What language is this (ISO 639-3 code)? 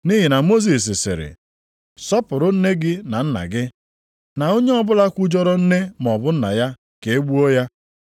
ibo